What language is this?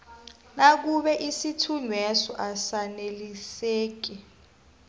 South Ndebele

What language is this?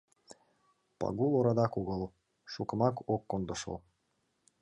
Mari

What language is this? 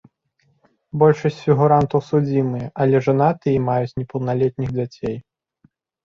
Belarusian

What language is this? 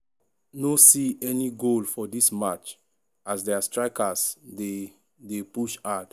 Nigerian Pidgin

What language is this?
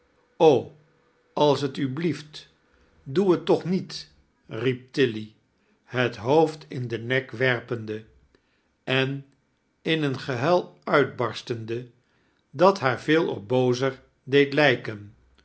Dutch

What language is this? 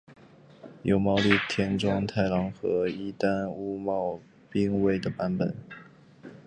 Chinese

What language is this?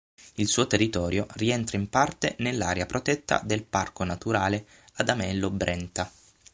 Italian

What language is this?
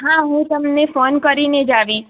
Gujarati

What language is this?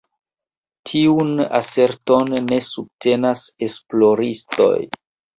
Esperanto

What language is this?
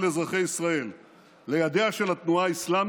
Hebrew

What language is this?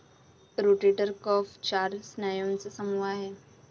Marathi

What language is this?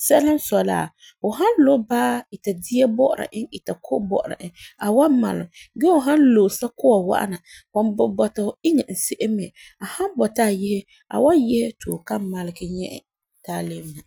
Frafra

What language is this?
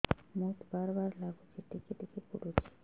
Odia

